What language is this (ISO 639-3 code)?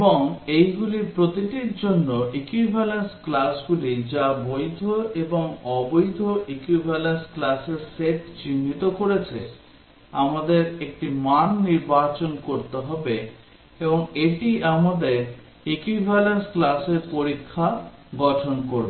ben